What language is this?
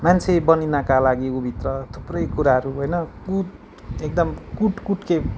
Nepali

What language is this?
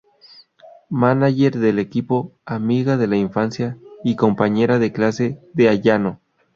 Spanish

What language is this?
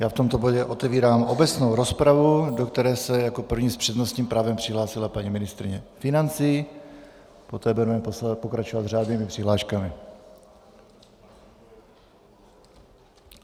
Czech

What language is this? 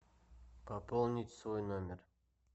Russian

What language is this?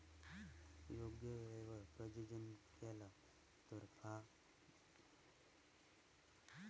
Marathi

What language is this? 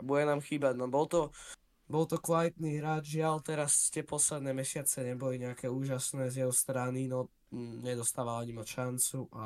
Slovak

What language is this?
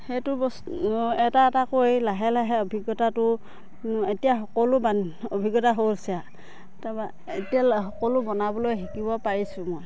Assamese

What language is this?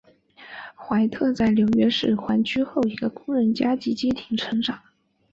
Chinese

